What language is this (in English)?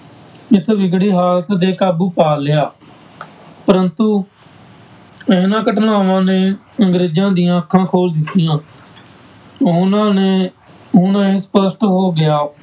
Punjabi